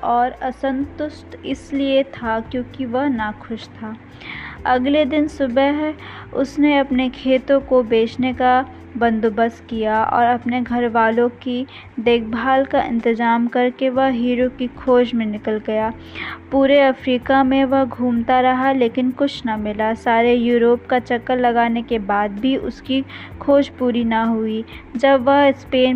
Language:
Hindi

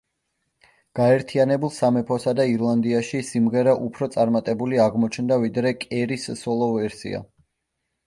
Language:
Georgian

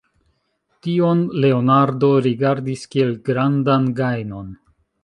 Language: Esperanto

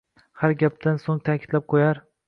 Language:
Uzbek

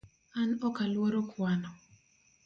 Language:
Luo (Kenya and Tanzania)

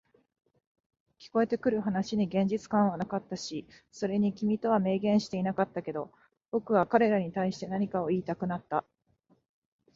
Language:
Japanese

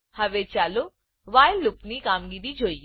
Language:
Gujarati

